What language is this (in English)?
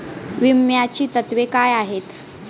Marathi